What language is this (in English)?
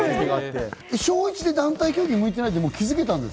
Japanese